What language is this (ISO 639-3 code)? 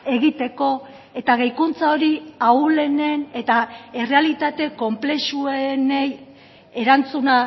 eus